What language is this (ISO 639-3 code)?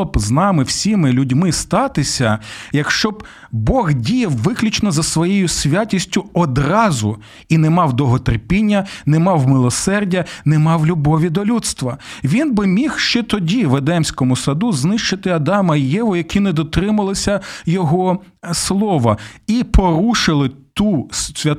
ukr